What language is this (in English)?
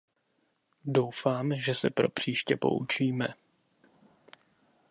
Czech